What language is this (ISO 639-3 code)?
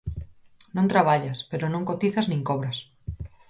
glg